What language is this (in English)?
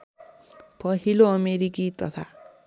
Nepali